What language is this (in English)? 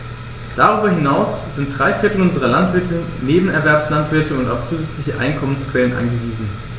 German